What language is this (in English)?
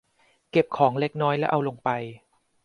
Thai